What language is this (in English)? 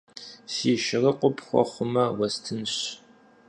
Kabardian